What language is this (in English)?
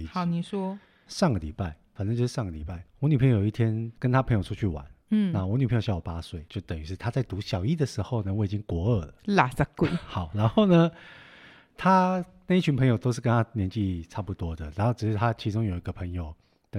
Chinese